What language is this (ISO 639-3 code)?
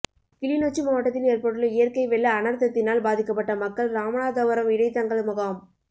tam